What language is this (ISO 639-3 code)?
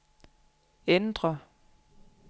dan